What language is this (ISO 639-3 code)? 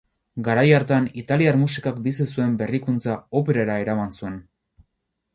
eus